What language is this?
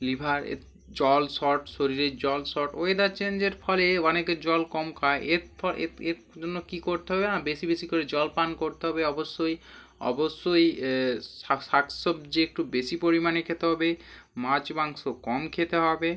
Bangla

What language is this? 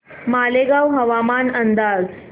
Marathi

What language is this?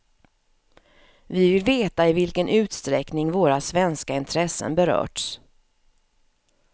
Swedish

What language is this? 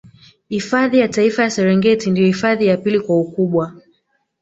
Swahili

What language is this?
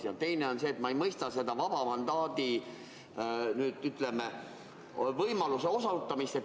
Estonian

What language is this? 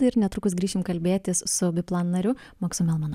Lithuanian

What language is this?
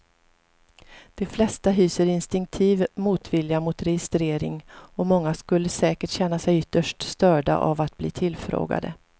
Swedish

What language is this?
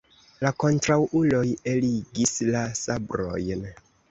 Esperanto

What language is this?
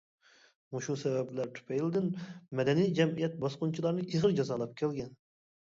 Uyghur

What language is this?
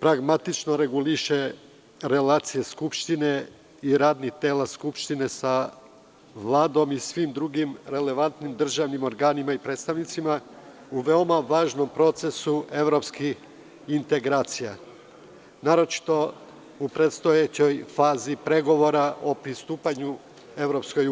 Serbian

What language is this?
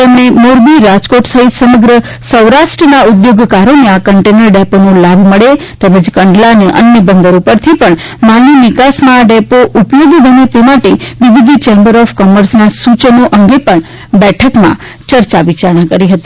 Gujarati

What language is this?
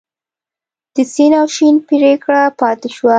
Pashto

